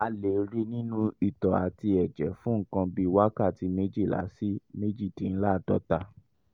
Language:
Yoruba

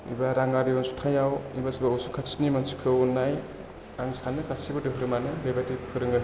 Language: Bodo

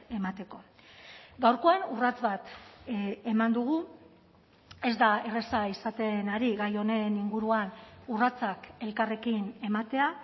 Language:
Basque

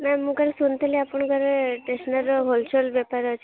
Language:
Odia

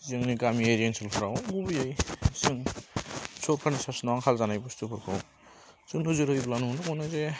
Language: Bodo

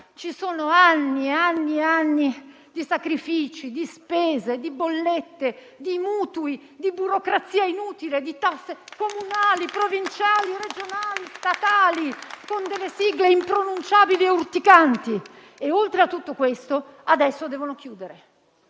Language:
Italian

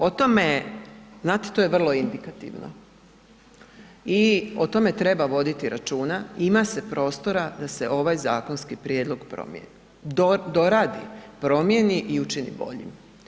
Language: Croatian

